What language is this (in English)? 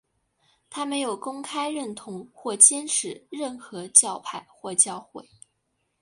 Chinese